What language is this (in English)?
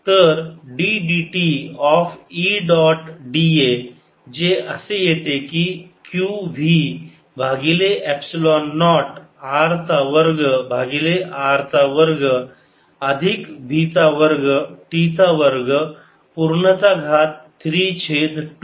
Marathi